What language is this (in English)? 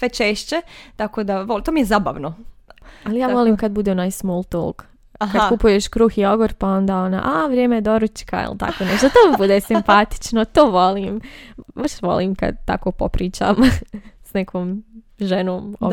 Croatian